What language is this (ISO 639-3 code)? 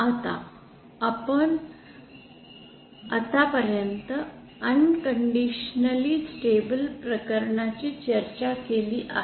mar